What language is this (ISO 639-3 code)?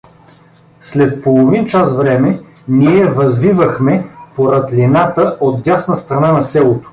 bul